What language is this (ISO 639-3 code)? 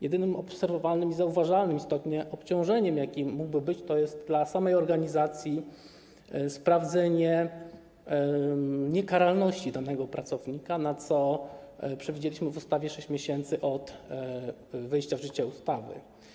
pol